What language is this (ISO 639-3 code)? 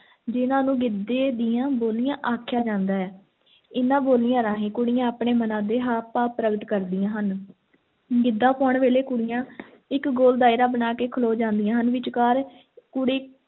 pan